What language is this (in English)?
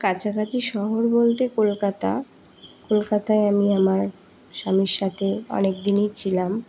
Bangla